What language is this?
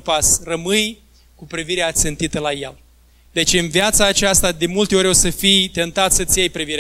Romanian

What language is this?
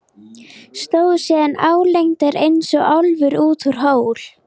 Icelandic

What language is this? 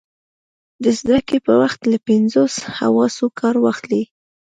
Pashto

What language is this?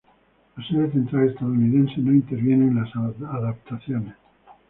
Spanish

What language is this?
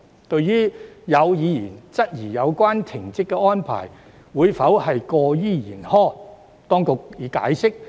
Cantonese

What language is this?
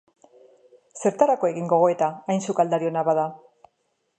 Basque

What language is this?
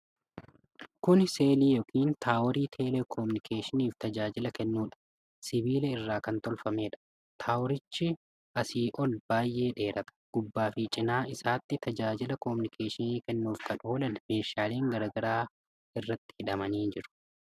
Oromo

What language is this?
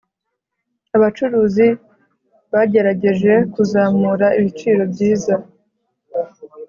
Kinyarwanda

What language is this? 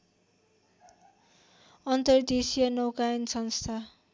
Nepali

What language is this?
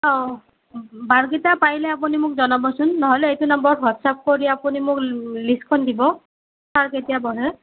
Assamese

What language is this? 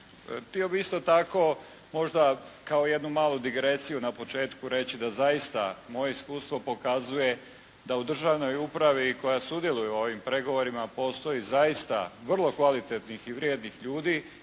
Croatian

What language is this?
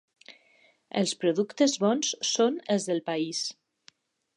Catalan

